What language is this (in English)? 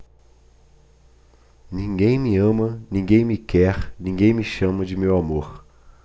Portuguese